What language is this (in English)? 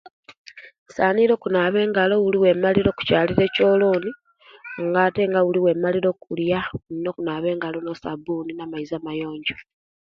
Kenyi